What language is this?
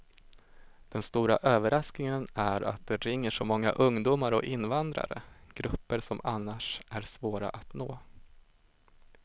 Swedish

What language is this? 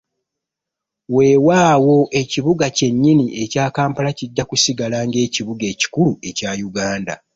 Ganda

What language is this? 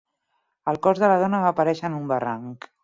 Catalan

